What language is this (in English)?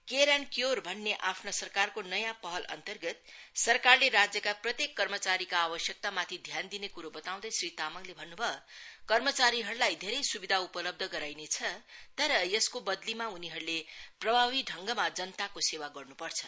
Nepali